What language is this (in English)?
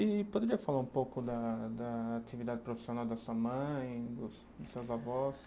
Portuguese